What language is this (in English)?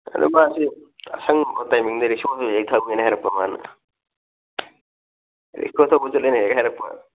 Manipuri